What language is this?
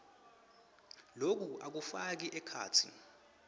Swati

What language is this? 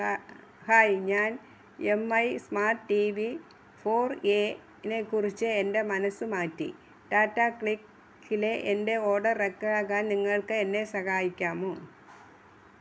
Malayalam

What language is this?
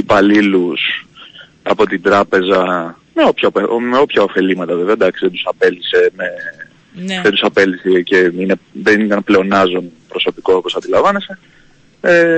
Greek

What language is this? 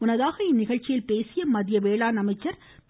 Tamil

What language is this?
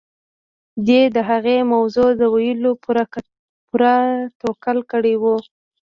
Pashto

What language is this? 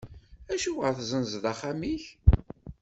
Kabyle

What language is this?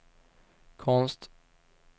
Swedish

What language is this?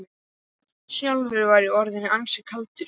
Icelandic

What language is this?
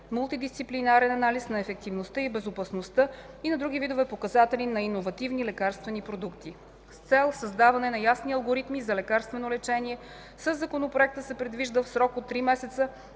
Bulgarian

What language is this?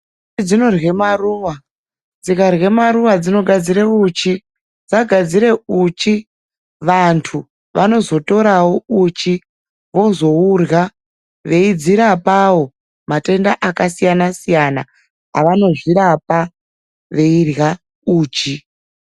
Ndau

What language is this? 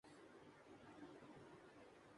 Urdu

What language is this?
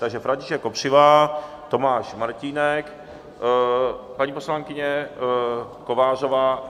Czech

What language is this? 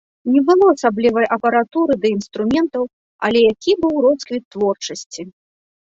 Belarusian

